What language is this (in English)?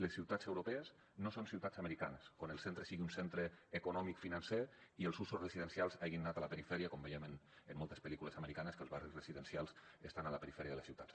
Catalan